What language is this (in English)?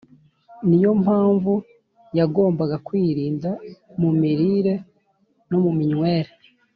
Kinyarwanda